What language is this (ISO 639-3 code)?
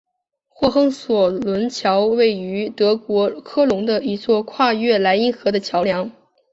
zho